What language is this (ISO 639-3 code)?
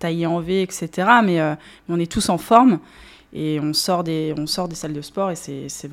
fra